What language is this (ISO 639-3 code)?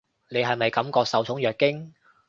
yue